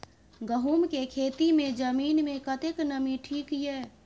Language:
Maithili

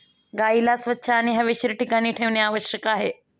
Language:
Marathi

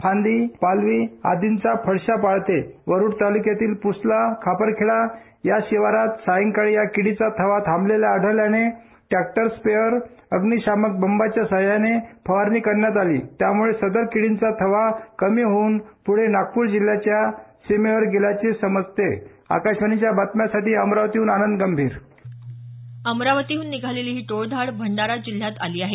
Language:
Marathi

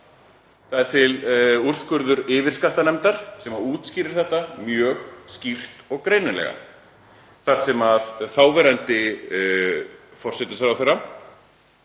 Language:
Icelandic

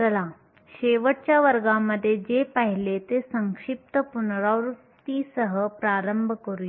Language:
Marathi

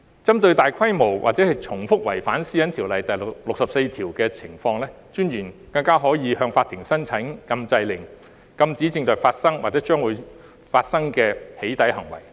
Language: Cantonese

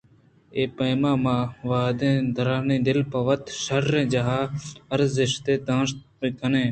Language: Eastern Balochi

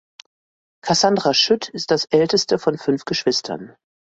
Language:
German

